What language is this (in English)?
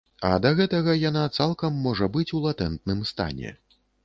Belarusian